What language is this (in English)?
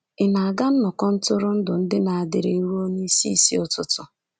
Igbo